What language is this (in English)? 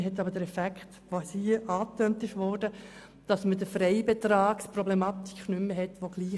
Swiss German